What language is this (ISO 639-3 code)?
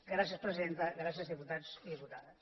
cat